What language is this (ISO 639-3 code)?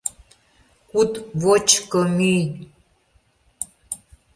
chm